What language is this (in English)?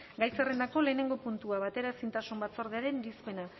Basque